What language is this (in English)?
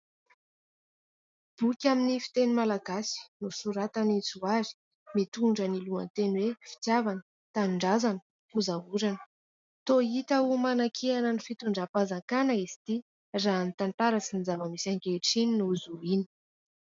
Malagasy